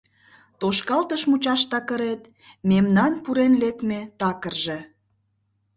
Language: Mari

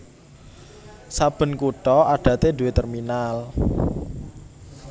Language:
Javanese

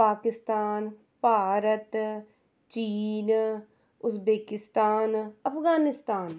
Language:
Punjabi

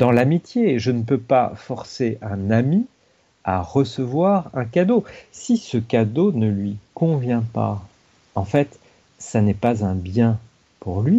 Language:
French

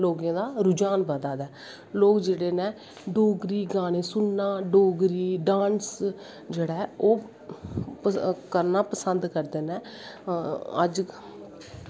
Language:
Dogri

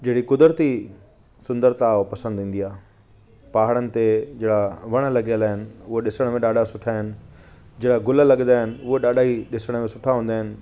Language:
Sindhi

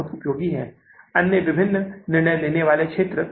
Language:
Hindi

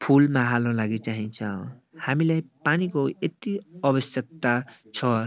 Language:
Nepali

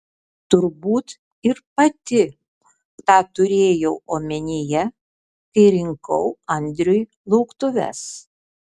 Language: Lithuanian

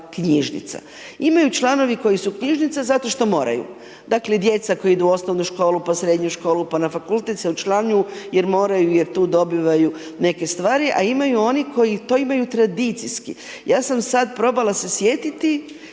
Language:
Croatian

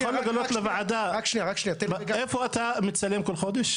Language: Hebrew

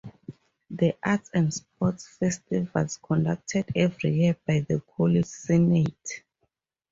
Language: English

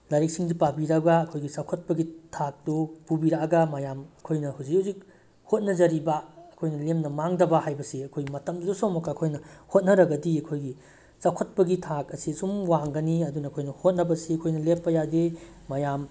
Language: Manipuri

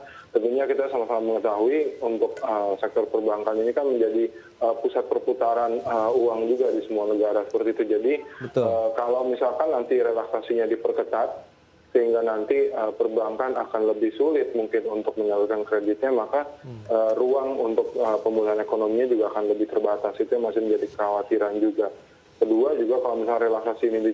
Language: Indonesian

